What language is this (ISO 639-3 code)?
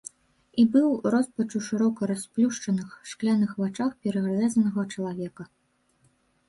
bel